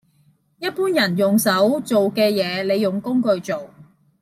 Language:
Cantonese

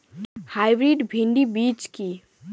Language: Bangla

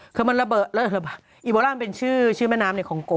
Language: Thai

